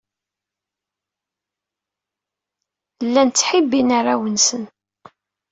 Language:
Kabyle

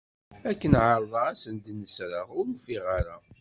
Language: Kabyle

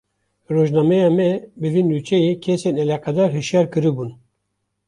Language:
Kurdish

